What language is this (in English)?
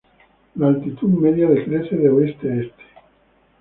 Spanish